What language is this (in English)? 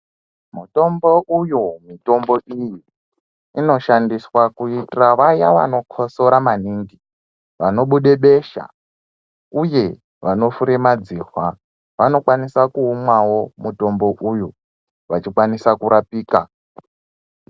Ndau